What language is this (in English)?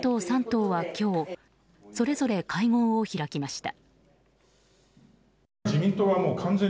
Japanese